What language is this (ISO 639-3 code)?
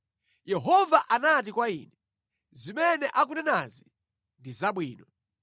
nya